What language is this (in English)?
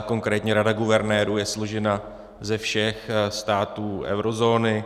Czech